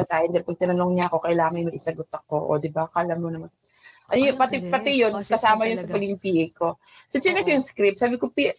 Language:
Filipino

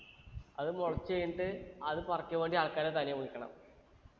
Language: Malayalam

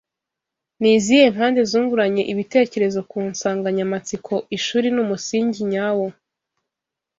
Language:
Kinyarwanda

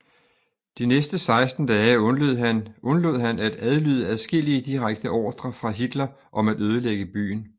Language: Danish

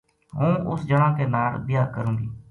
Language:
Gujari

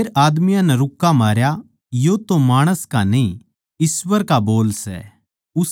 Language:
Haryanvi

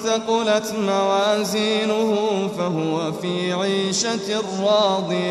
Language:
Arabic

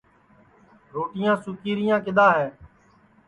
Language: Sansi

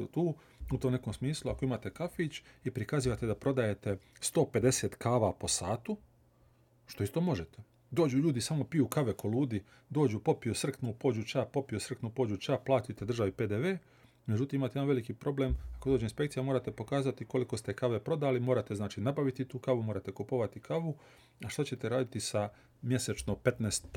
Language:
Croatian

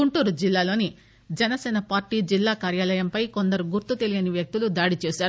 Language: Telugu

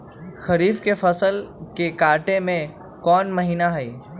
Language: Magahi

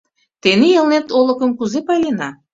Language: Mari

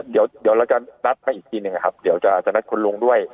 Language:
Thai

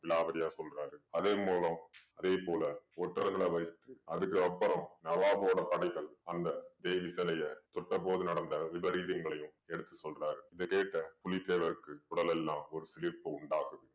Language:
Tamil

